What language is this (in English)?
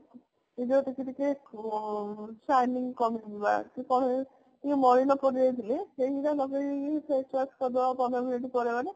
Odia